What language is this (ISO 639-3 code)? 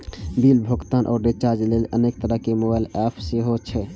mai